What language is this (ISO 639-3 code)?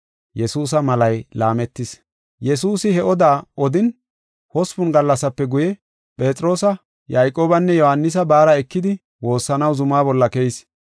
gof